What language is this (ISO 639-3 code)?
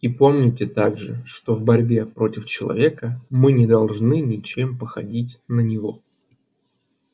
rus